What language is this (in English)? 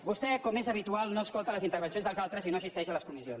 Catalan